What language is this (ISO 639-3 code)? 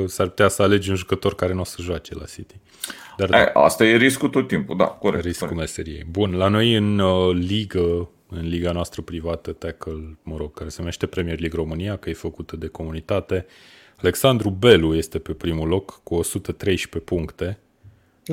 ron